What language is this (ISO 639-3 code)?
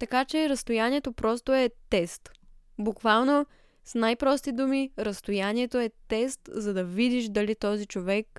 bul